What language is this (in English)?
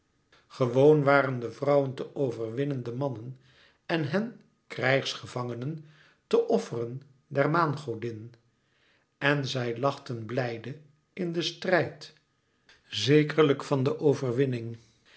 Dutch